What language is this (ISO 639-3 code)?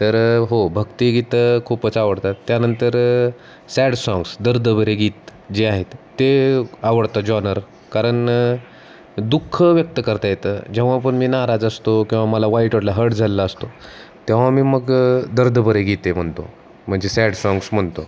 mar